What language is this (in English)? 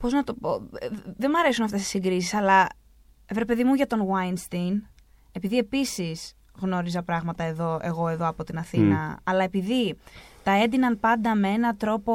Greek